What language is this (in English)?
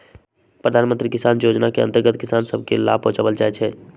Magahi